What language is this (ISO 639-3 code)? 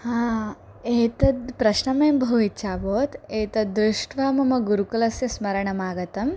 san